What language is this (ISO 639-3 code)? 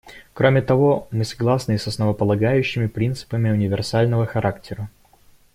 rus